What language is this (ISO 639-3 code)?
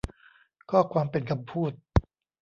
tha